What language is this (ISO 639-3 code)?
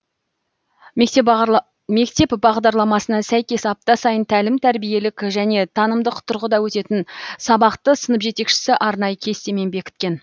kaz